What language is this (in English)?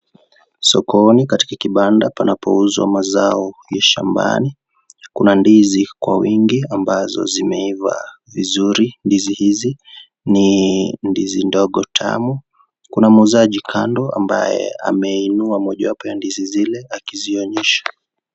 Swahili